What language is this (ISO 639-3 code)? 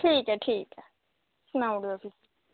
doi